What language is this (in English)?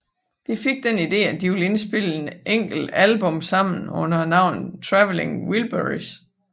Danish